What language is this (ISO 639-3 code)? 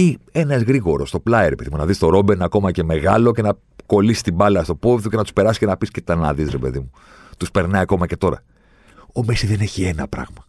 ell